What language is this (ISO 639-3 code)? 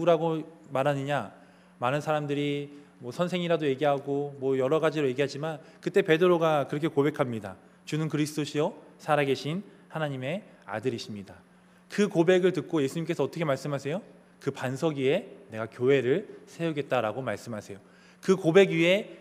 kor